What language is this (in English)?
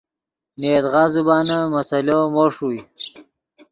Yidgha